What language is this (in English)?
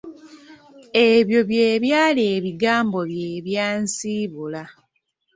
Ganda